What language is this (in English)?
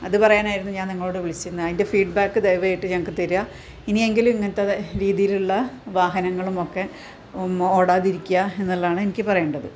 Malayalam